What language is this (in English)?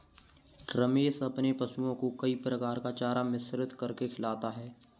Hindi